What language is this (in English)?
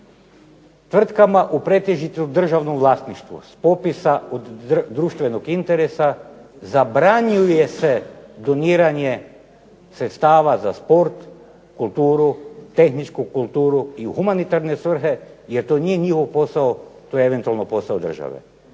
Croatian